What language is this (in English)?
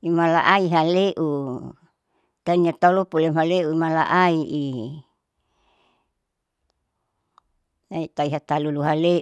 Saleman